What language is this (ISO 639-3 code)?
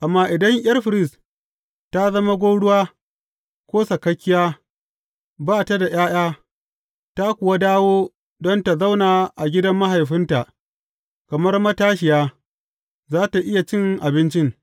hau